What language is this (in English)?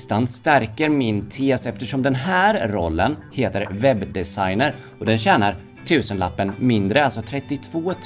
Swedish